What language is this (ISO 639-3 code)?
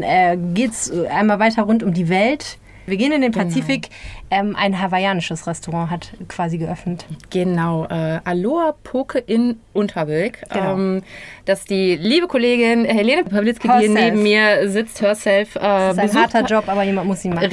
deu